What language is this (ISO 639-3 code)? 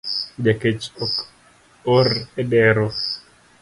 luo